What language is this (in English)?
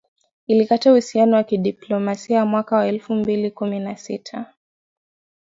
Swahili